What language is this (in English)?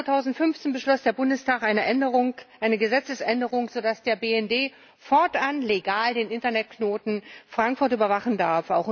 German